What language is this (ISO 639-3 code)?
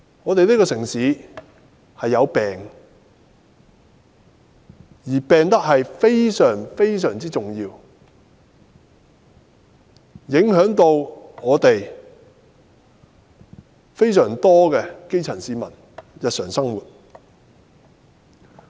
yue